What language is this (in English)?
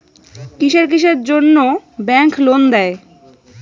Bangla